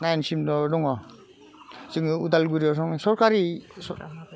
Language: Bodo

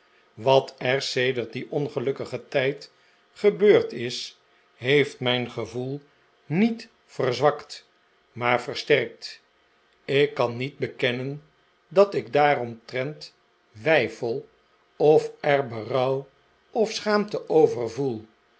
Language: Dutch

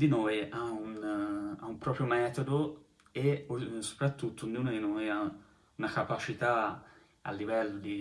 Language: Italian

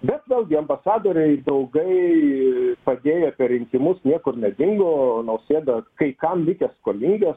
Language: Lithuanian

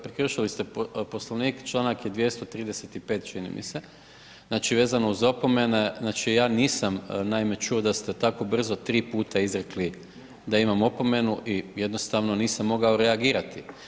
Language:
Croatian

